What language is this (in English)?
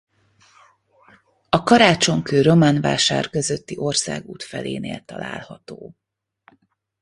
Hungarian